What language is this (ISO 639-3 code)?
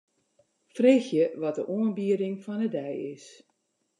fry